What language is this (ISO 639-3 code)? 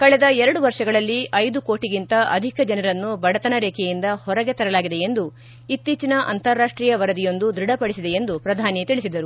kan